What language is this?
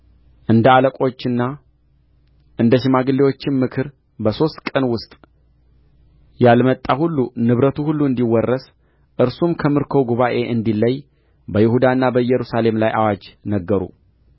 Amharic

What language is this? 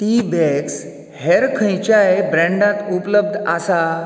Konkani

